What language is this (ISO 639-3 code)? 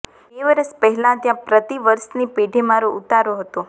guj